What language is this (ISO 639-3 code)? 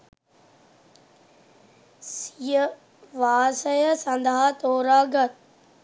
sin